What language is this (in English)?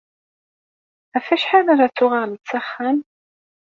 Kabyle